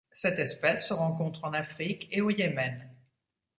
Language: French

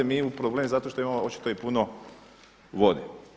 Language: Croatian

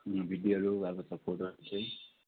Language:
Nepali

